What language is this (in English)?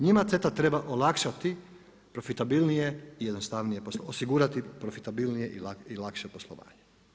Croatian